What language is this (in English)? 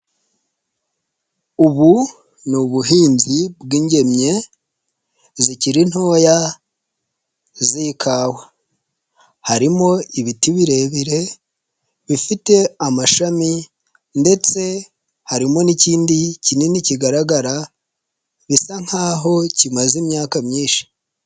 Kinyarwanda